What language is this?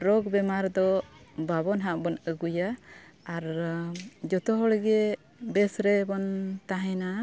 Santali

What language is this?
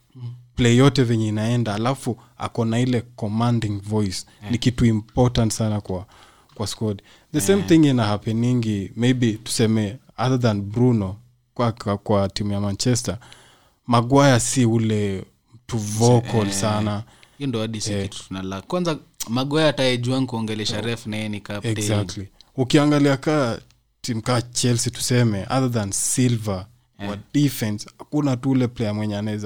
Swahili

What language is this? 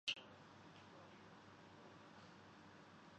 Urdu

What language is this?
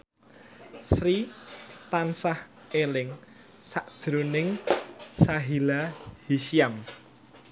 Javanese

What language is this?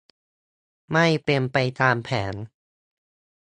Thai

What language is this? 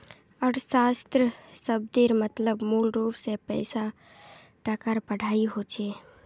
Magahi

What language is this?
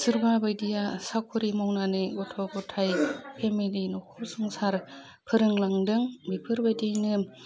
Bodo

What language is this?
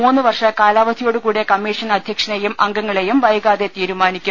Malayalam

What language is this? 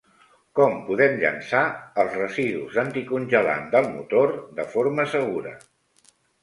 Catalan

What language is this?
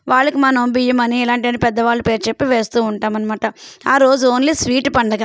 Telugu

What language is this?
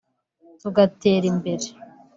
Kinyarwanda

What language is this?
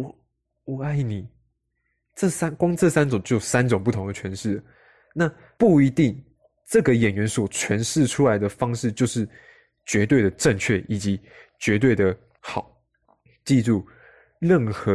Chinese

